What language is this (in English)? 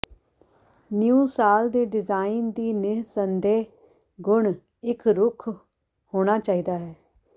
Punjabi